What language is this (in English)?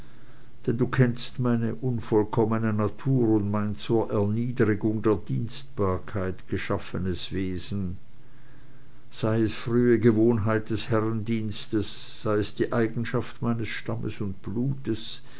German